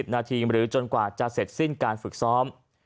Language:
Thai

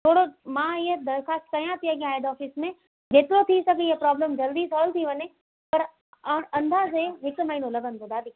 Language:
Sindhi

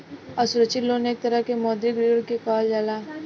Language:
Bhojpuri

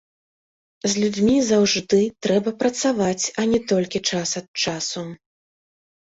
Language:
Belarusian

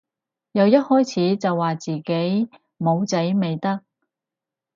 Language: Cantonese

